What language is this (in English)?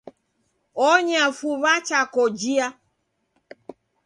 Taita